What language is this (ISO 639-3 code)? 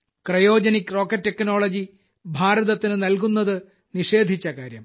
mal